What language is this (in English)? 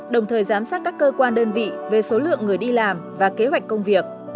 Vietnamese